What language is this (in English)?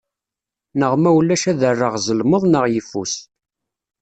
Kabyle